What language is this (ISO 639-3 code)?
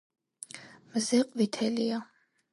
kat